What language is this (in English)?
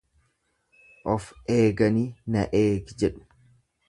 Oromo